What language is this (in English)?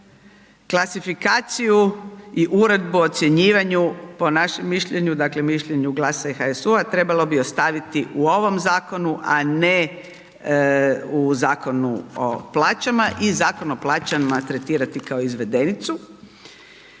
Croatian